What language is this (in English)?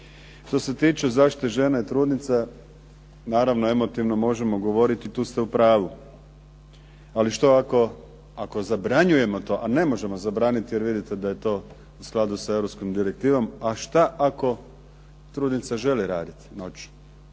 Croatian